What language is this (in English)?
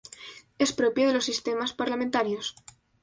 Spanish